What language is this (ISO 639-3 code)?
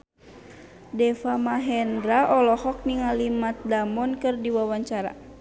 sun